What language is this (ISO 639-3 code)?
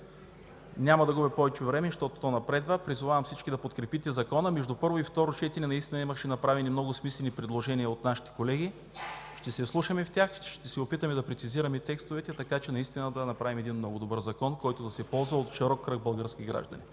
bul